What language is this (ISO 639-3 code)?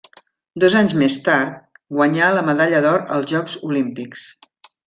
cat